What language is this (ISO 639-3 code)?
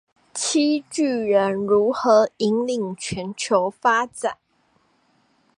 zho